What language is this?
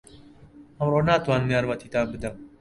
Central Kurdish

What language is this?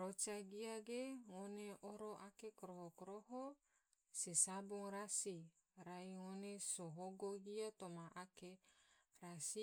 Tidore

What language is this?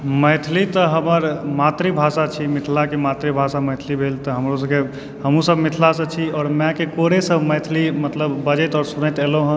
Maithili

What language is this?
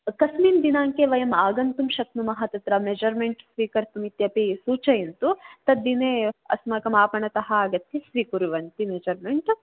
Sanskrit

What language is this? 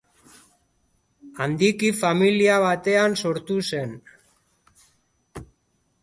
Basque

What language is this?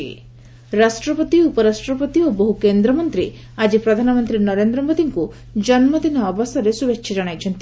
Odia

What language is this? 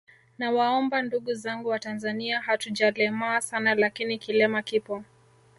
Swahili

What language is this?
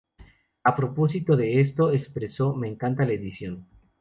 Spanish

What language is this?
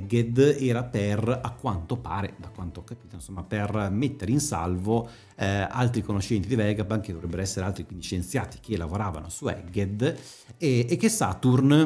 Italian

